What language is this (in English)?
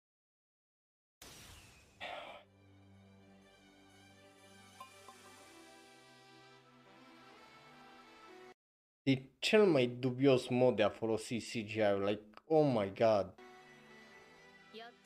Romanian